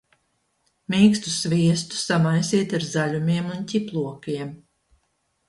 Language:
Latvian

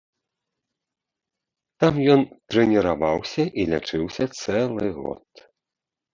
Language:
Belarusian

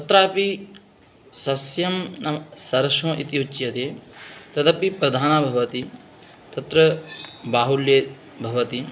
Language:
Sanskrit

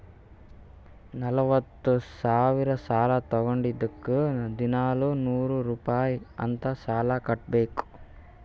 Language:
Kannada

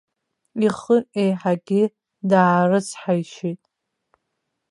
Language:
Abkhazian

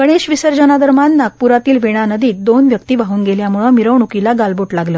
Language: Marathi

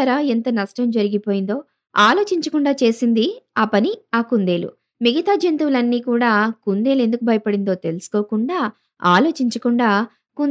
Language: Telugu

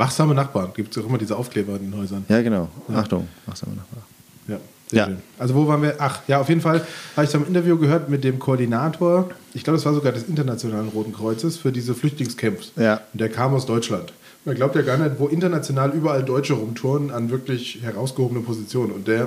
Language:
German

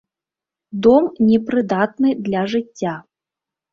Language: Belarusian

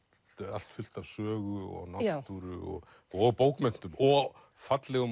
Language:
Icelandic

